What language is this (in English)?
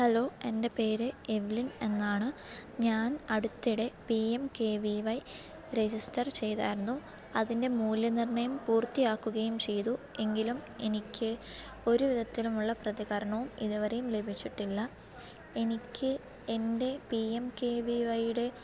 Malayalam